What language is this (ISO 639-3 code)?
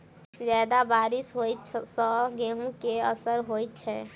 mai